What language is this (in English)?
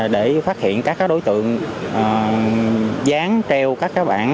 Vietnamese